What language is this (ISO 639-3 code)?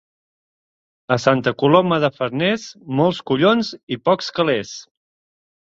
cat